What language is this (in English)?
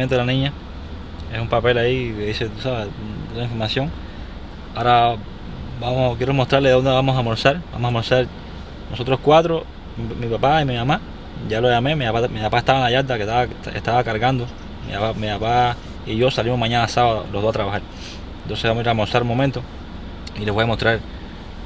Spanish